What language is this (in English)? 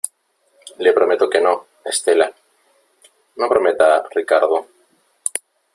Spanish